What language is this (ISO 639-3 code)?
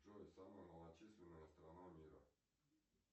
rus